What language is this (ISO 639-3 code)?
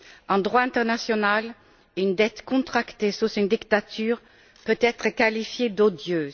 fra